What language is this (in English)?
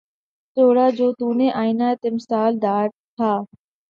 Urdu